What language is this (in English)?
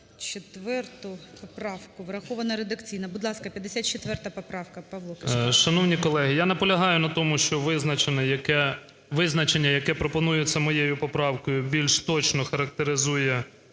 Ukrainian